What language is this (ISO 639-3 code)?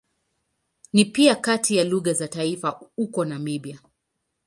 swa